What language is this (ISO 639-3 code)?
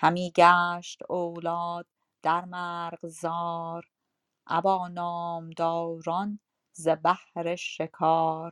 fas